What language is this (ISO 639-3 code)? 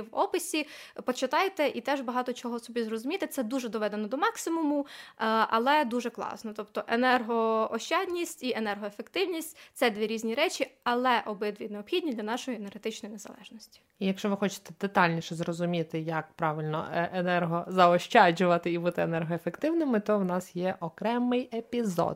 ukr